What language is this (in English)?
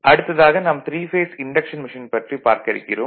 Tamil